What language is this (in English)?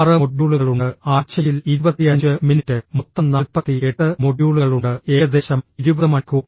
Malayalam